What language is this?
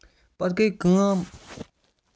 Kashmiri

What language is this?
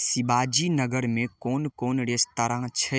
Maithili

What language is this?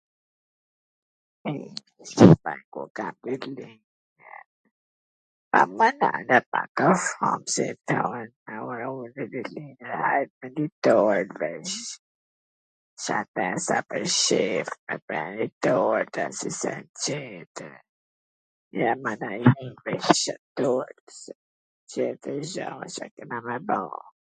Gheg Albanian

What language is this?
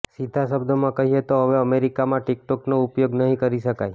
Gujarati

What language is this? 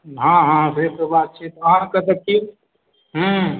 Maithili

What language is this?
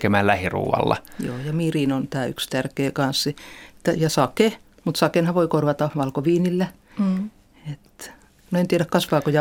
Finnish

